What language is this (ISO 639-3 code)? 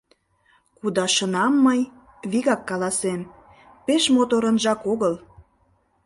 chm